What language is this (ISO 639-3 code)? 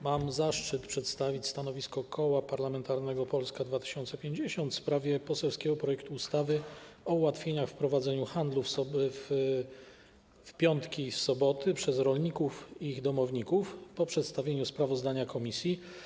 pol